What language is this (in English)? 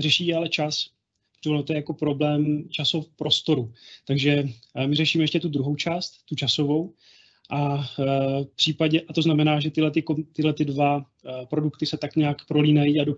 Czech